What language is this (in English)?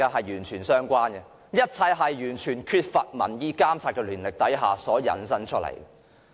Cantonese